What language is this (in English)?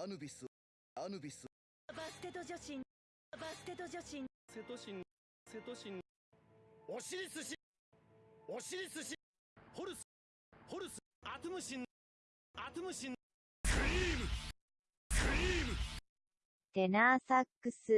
Japanese